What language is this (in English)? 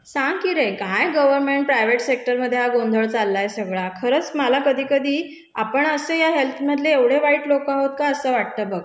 Marathi